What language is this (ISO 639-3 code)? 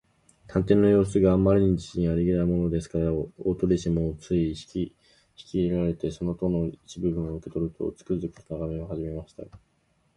jpn